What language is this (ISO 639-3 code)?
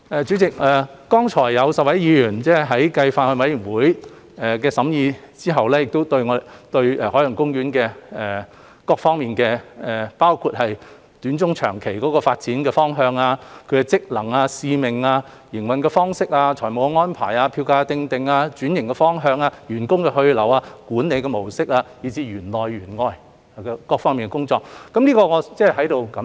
yue